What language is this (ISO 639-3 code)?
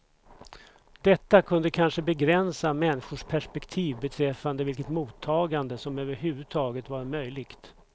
swe